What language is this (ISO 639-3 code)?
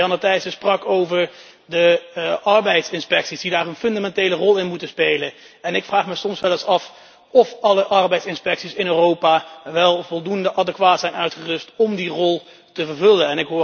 nld